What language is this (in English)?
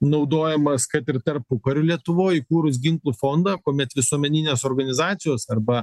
Lithuanian